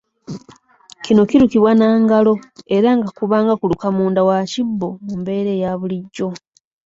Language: Ganda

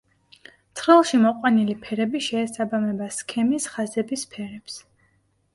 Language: Georgian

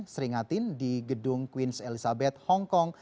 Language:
Indonesian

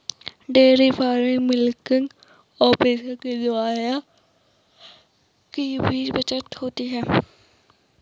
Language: Hindi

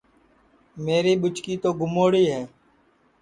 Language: Sansi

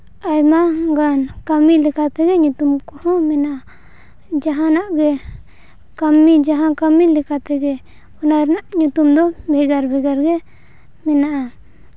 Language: Santali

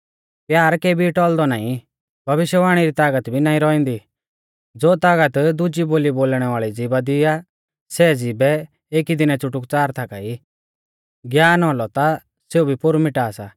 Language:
Mahasu Pahari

